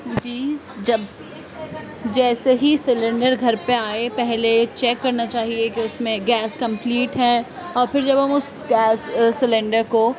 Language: Urdu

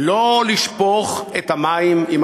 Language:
Hebrew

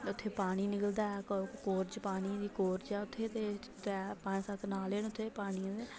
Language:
Dogri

